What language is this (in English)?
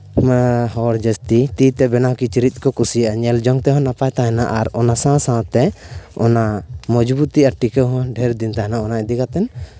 Santali